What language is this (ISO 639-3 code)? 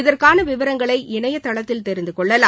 tam